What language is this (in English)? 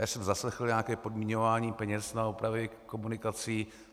Czech